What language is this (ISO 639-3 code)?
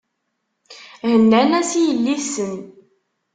kab